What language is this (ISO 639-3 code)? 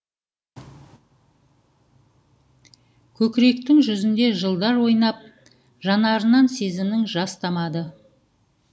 kaz